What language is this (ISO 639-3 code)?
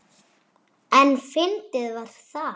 isl